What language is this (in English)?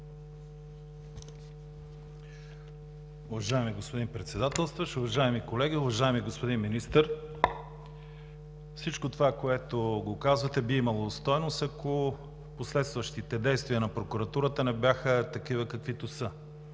Bulgarian